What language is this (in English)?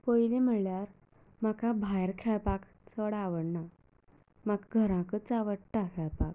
Konkani